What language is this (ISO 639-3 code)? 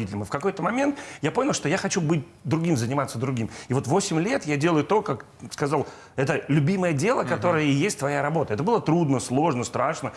rus